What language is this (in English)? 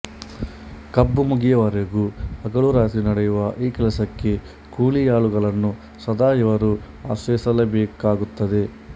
Kannada